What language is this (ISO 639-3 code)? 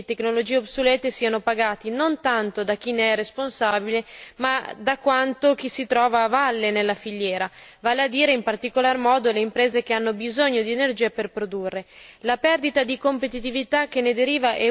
ita